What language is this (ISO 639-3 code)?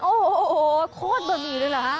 tha